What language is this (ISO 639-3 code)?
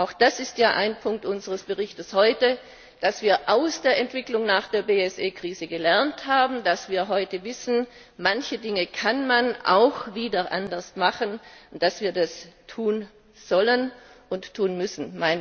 deu